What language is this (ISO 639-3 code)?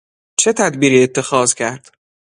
fas